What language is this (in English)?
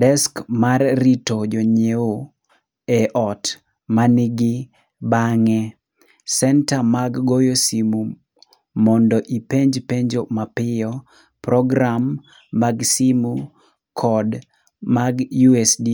Luo (Kenya and Tanzania)